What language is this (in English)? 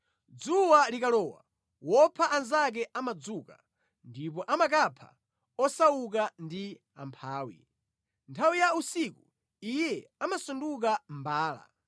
Nyanja